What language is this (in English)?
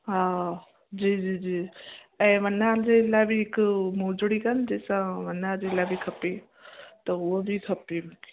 Sindhi